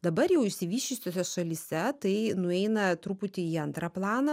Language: Lithuanian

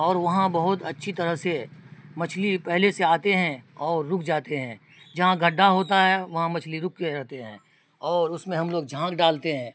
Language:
Urdu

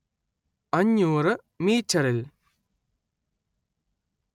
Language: Malayalam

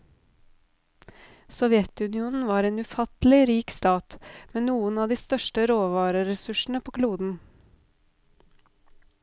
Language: Norwegian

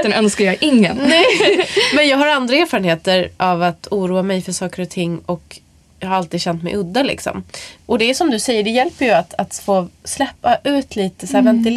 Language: Swedish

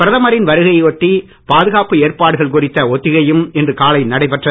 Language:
Tamil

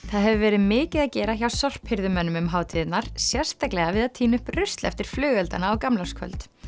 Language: Icelandic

